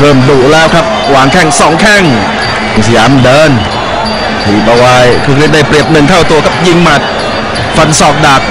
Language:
Thai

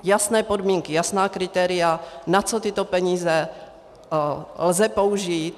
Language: Czech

